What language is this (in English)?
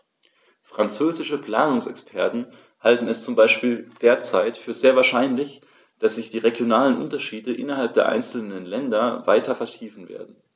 German